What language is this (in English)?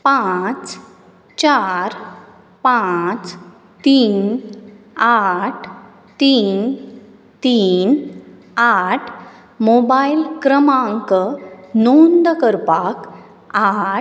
Konkani